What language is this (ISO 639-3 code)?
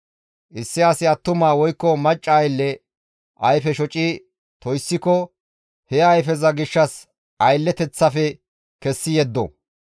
gmv